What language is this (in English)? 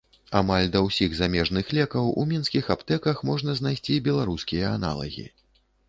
Belarusian